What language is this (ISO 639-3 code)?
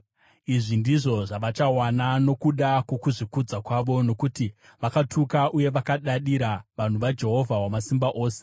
sna